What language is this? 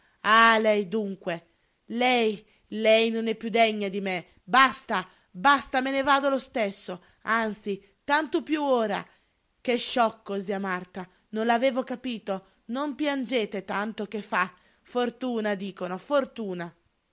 Italian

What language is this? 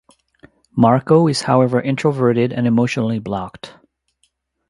English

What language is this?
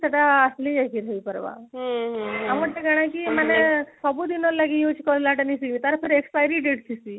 Odia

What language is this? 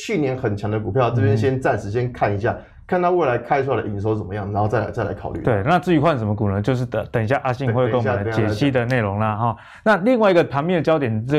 Chinese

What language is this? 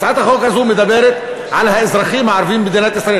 Hebrew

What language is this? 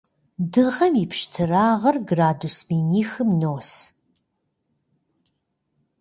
Kabardian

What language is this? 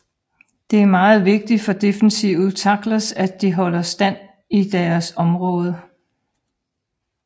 Danish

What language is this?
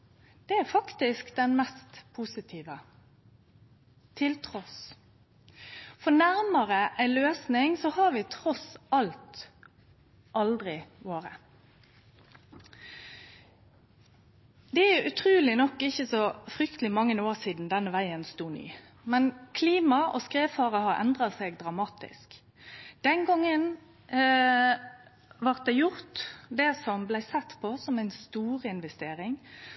Norwegian Nynorsk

